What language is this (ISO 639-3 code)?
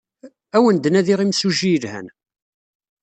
kab